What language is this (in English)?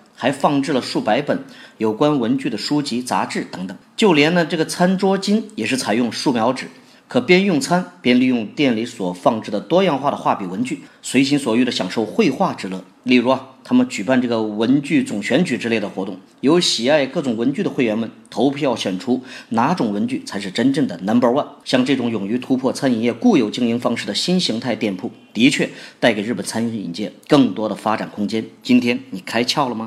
Chinese